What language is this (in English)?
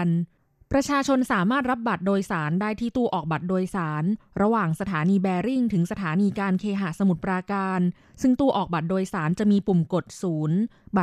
Thai